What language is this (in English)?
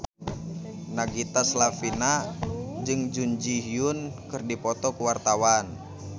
Sundanese